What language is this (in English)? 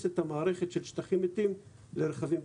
Hebrew